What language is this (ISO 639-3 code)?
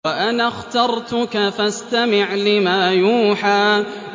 ara